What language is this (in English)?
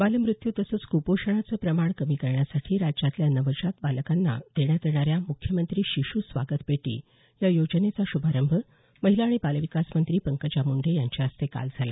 Marathi